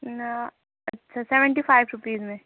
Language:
Urdu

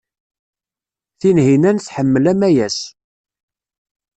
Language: Kabyle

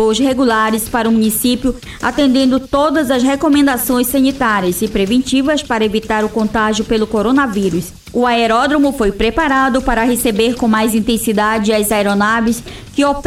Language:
Portuguese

